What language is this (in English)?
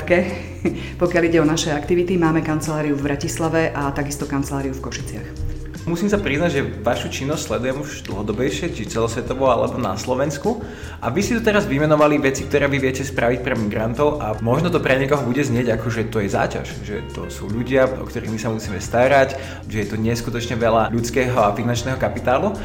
Slovak